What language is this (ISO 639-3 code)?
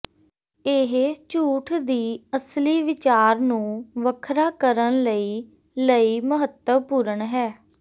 pan